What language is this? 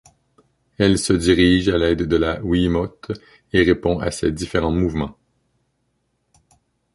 French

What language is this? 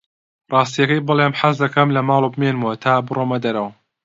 Central Kurdish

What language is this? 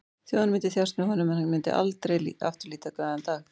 Icelandic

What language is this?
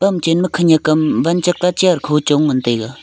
Wancho Naga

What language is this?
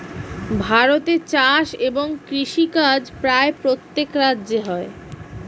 Bangla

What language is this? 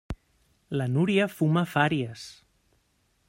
Catalan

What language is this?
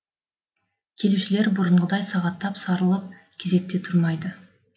Kazakh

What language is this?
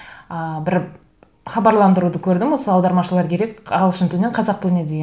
Kazakh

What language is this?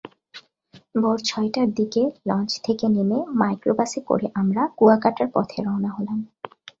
Bangla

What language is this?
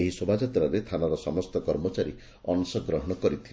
Odia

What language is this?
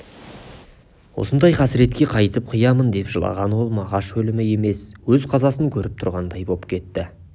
Kazakh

